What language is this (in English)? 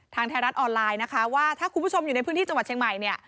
Thai